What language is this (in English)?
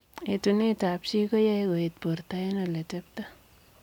Kalenjin